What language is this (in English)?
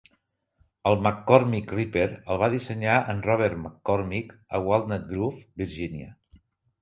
Catalan